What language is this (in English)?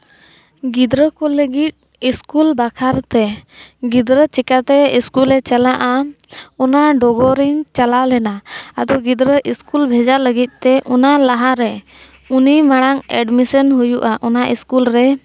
Santali